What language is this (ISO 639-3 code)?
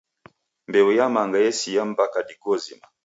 dav